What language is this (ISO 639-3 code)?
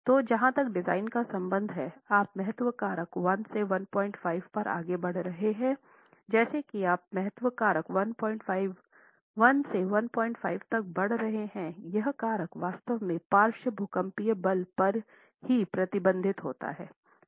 hin